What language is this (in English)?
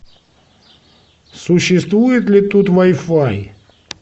Russian